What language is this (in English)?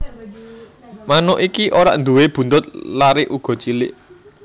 Javanese